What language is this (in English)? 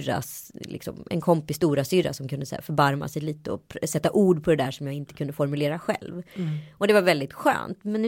Swedish